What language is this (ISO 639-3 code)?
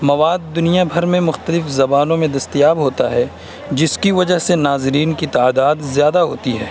urd